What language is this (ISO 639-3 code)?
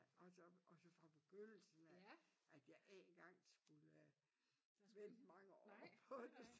dan